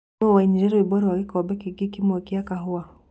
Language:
Kikuyu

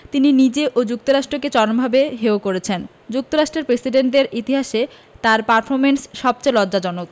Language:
Bangla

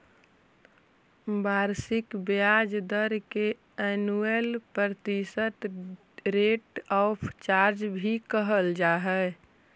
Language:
Magahi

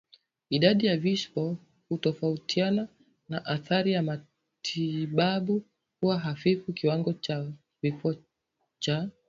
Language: Swahili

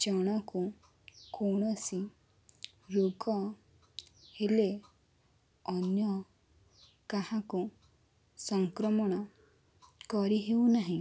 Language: Odia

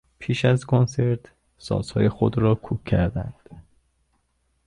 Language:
Persian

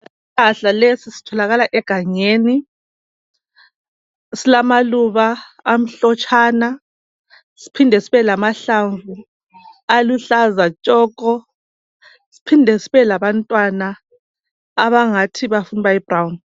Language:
North Ndebele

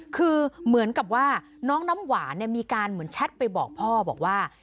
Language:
Thai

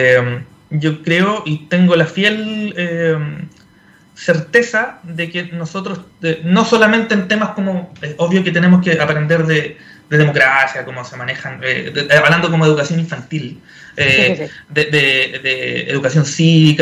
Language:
Spanish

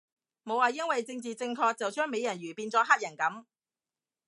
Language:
Cantonese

